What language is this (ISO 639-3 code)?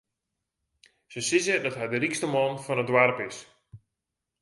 fry